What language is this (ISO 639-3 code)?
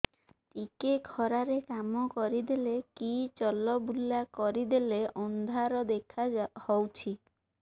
ori